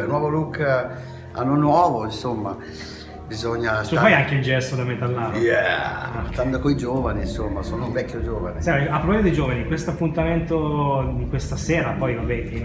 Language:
Italian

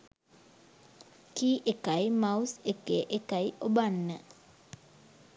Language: Sinhala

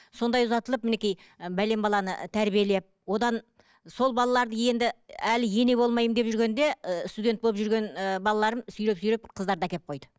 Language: Kazakh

